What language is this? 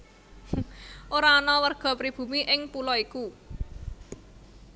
Javanese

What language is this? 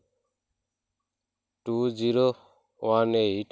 Santali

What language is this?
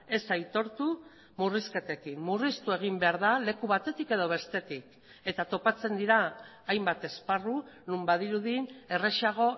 Basque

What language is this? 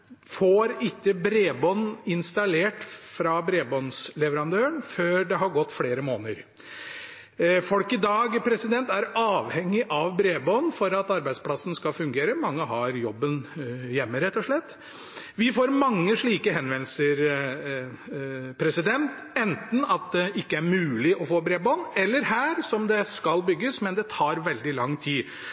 Norwegian Bokmål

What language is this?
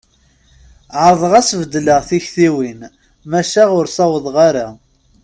Kabyle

